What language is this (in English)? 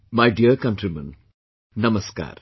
English